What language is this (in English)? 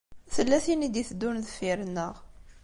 Kabyle